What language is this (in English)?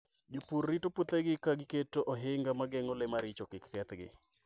Luo (Kenya and Tanzania)